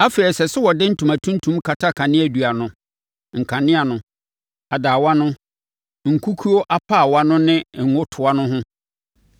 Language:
Akan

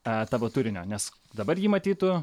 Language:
Lithuanian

